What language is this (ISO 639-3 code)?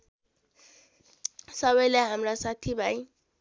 nep